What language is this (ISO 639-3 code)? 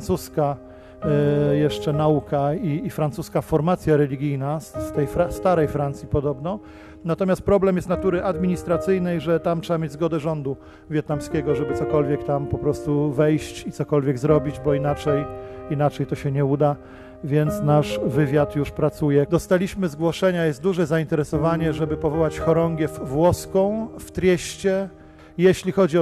pol